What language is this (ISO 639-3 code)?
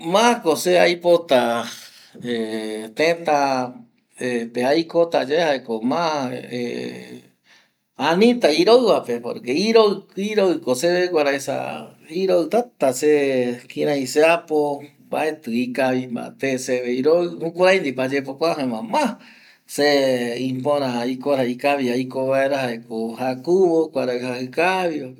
gui